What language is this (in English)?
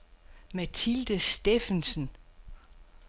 Danish